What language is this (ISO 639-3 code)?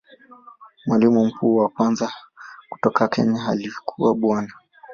swa